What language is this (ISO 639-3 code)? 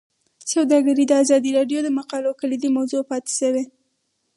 pus